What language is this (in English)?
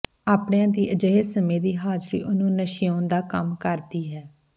Punjabi